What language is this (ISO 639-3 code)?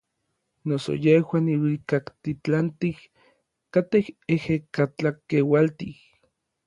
nlv